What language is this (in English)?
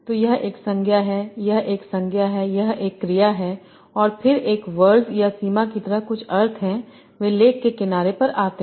Hindi